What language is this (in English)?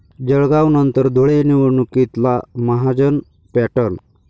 Marathi